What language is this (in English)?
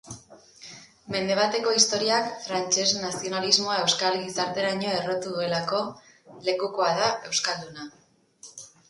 Basque